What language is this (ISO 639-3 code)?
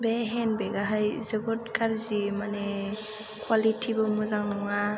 brx